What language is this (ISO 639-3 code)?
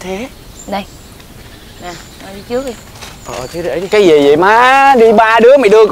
vie